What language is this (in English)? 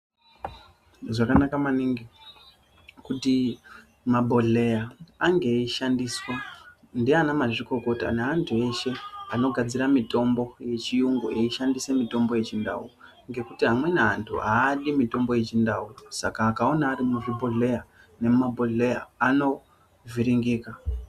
Ndau